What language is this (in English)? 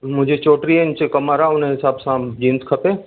Sindhi